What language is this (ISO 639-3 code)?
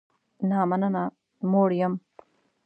pus